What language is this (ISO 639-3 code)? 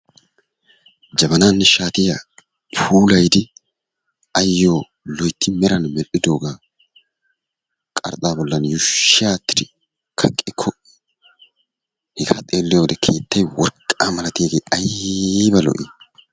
wal